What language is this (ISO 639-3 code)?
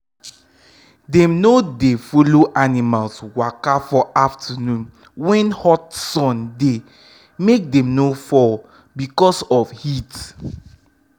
pcm